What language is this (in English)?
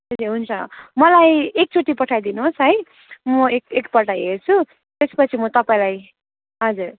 Nepali